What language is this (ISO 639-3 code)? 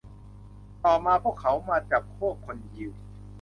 tha